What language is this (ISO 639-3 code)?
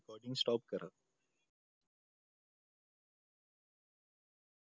mar